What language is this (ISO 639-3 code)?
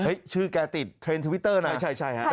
tha